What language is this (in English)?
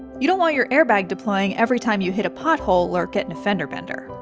English